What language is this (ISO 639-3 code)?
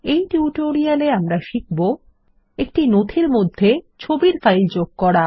ben